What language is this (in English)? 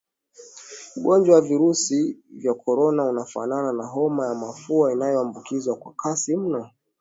Swahili